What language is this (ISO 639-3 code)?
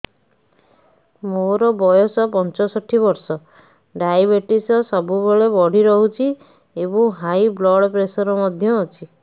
ori